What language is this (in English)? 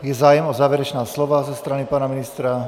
Czech